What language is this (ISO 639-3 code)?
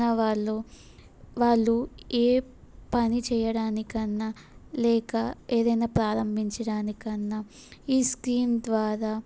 tel